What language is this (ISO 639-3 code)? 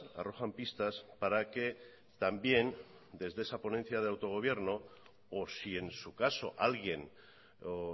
spa